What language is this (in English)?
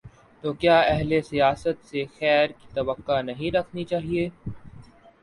Urdu